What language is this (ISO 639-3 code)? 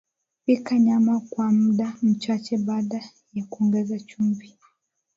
swa